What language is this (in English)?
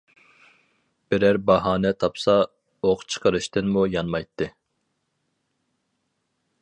Uyghur